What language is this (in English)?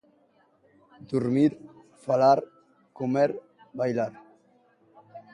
Galician